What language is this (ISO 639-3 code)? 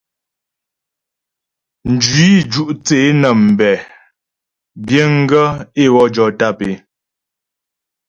bbj